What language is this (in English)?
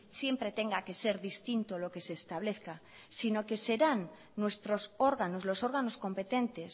Spanish